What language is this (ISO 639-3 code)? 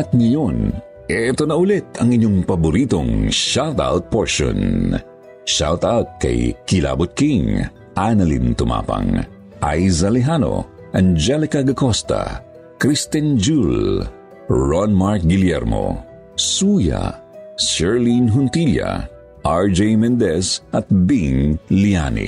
fil